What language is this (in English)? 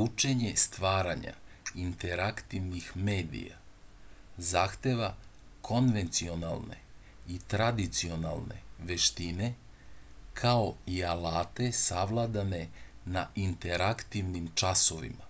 Serbian